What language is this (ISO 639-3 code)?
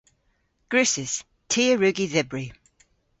cor